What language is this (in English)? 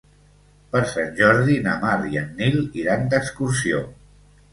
Catalan